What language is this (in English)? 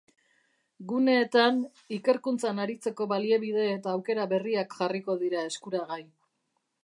Basque